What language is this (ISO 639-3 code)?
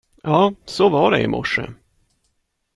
swe